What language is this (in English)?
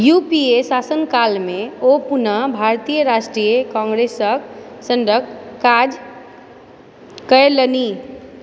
Maithili